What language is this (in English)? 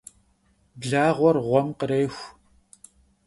Kabardian